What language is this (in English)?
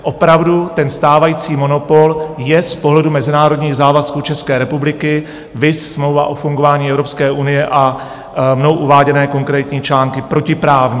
Czech